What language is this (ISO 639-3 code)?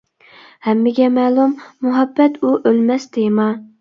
uig